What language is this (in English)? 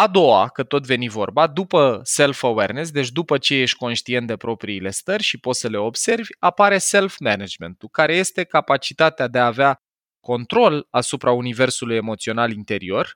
Romanian